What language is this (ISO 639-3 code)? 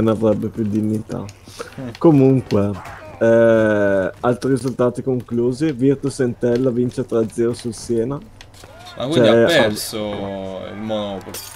ita